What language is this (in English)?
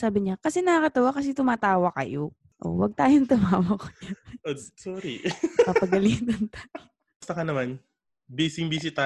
Filipino